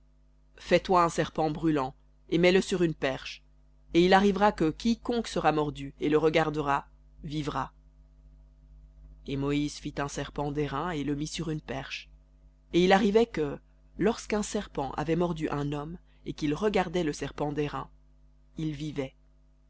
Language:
French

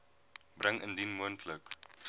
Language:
Afrikaans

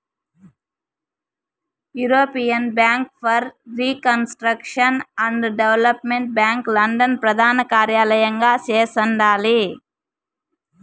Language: Telugu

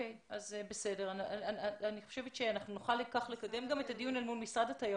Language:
Hebrew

